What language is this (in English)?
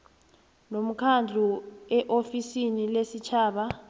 South Ndebele